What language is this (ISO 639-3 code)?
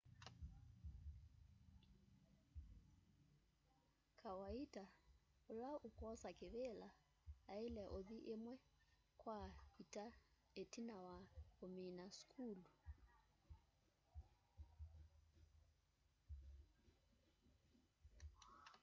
kam